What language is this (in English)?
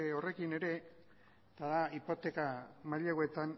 Basque